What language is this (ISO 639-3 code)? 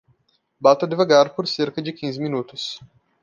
por